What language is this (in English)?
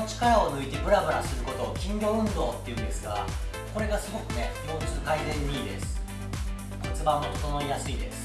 Japanese